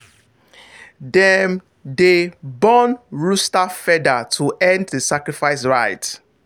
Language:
Nigerian Pidgin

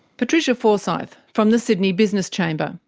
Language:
English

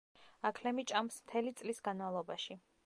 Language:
Georgian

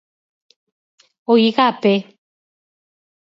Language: Galician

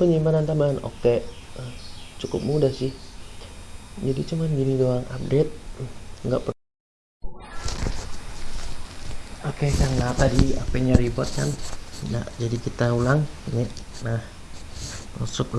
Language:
Indonesian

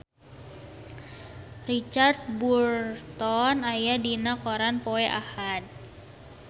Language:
Sundanese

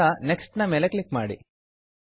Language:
Kannada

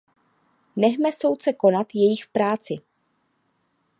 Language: Czech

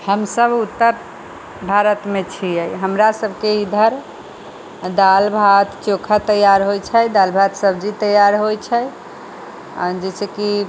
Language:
Maithili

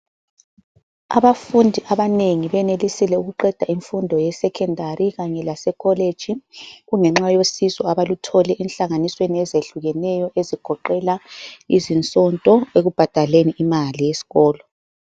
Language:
North Ndebele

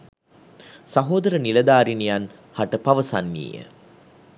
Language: Sinhala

